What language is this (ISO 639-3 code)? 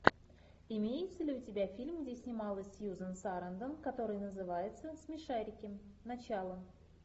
rus